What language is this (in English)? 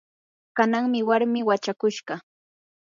Yanahuanca Pasco Quechua